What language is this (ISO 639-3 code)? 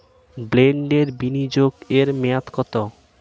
ben